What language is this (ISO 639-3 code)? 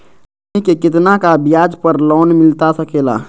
mag